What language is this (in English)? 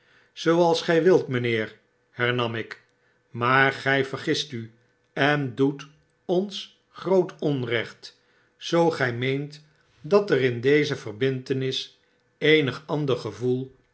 Dutch